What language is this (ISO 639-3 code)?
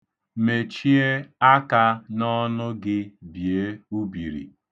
ibo